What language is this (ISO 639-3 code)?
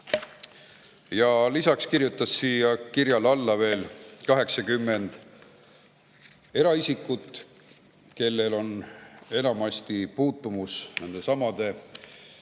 est